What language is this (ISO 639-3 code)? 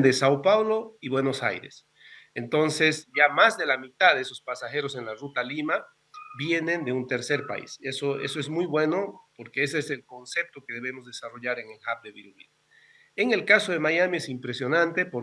spa